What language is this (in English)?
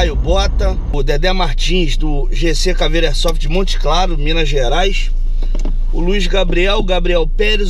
Portuguese